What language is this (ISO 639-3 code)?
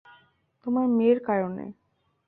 ben